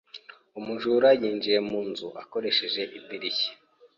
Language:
Kinyarwanda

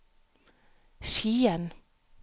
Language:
Norwegian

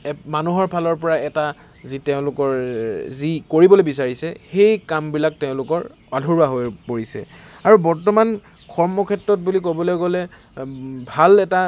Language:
Assamese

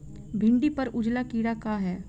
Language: Bhojpuri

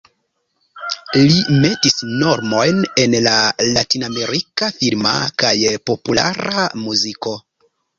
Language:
Esperanto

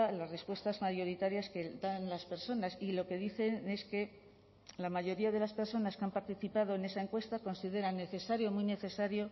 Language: Spanish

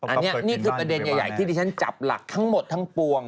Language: Thai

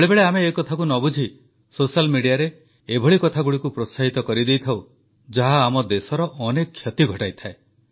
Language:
Odia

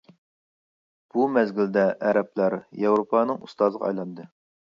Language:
Uyghur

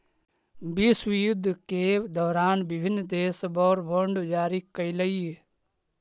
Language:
Magahi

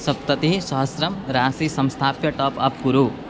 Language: Sanskrit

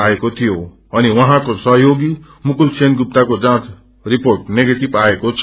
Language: Nepali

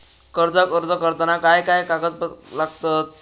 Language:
Marathi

